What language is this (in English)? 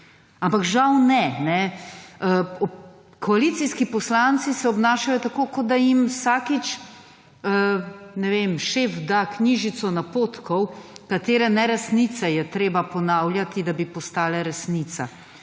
Slovenian